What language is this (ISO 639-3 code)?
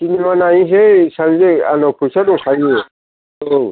brx